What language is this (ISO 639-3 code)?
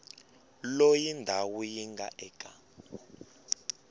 tso